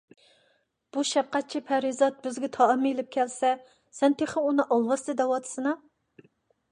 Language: Uyghur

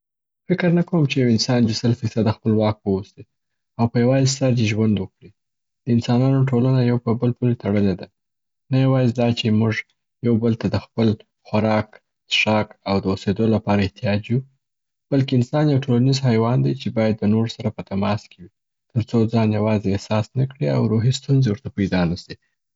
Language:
Southern Pashto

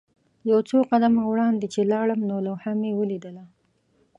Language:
Pashto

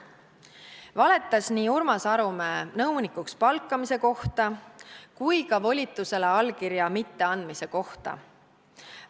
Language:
Estonian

